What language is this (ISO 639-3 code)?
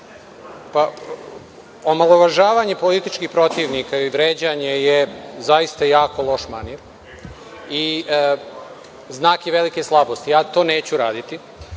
srp